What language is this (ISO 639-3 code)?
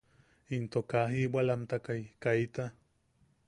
yaq